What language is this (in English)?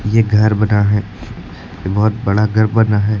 Hindi